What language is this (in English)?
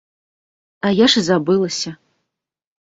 Belarusian